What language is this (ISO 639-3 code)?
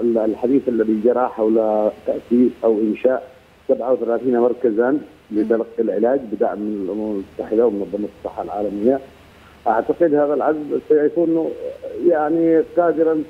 ara